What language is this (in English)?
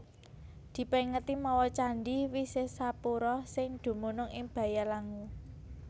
Javanese